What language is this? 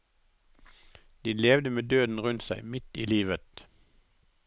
Norwegian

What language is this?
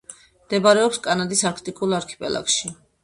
Georgian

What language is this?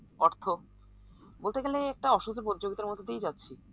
Bangla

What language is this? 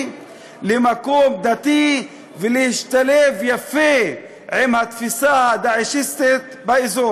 Hebrew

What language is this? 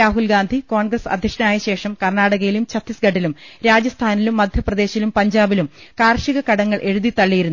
Malayalam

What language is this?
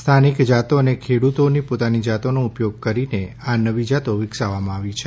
Gujarati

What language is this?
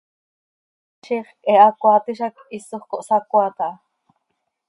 Seri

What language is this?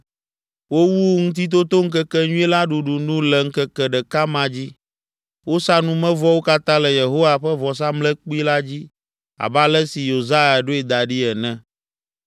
Ewe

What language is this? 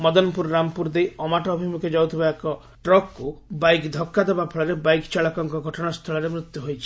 Odia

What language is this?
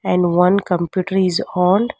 English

